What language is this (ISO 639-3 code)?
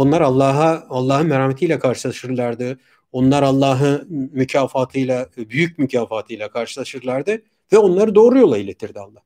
tur